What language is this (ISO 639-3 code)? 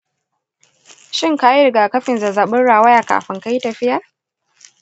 hau